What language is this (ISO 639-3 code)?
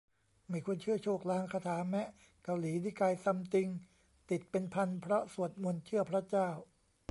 tha